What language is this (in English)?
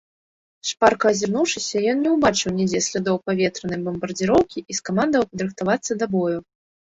Belarusian